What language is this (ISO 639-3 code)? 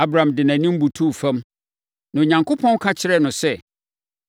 aka